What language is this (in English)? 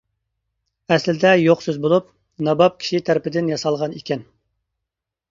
Uyghur